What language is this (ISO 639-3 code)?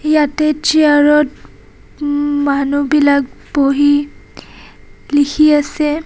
asm